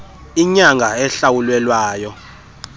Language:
Xhosa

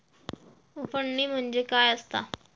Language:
Marathi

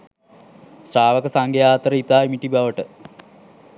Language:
Sinhala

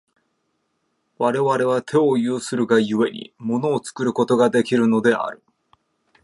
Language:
Japanese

